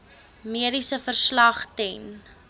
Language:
Afrikaans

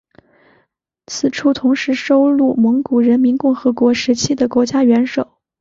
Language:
Chinese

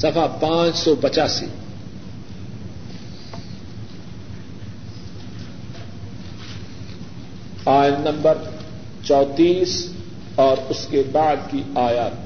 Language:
Urdu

